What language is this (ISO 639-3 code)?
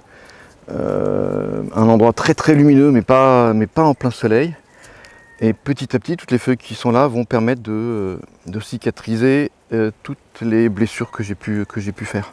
fra